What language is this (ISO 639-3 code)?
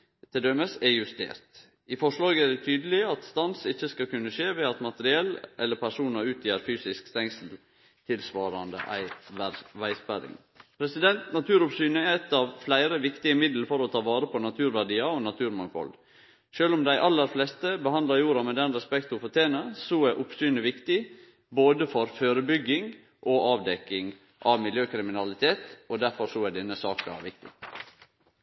nno